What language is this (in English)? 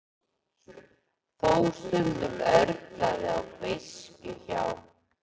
Icelandic